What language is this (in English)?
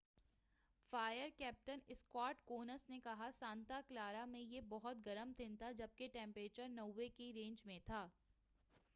Urdu